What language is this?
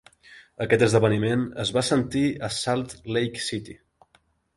Catalan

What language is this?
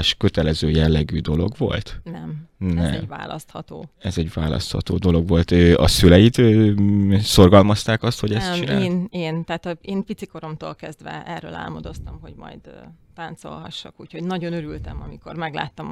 Hungarian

